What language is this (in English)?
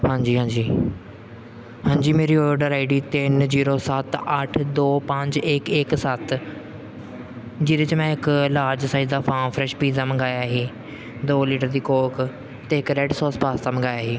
Punjabi